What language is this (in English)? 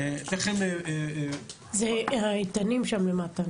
Hebrew